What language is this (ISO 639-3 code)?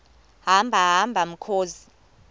xho